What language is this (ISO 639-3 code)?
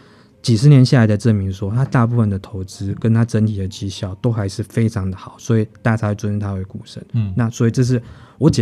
zho